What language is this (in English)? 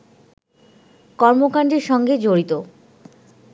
Bangla